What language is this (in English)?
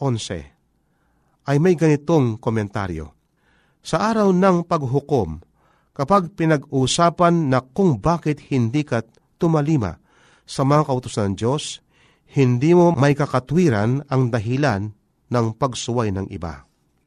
Filipino